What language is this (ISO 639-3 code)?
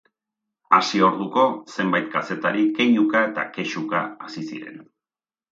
eus